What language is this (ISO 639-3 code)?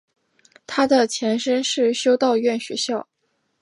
zho